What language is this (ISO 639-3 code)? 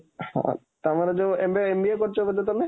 ori